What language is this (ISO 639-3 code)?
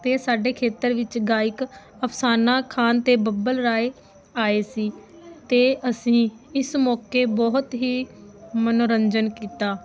pan